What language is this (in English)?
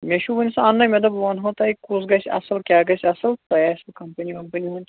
Kashmiri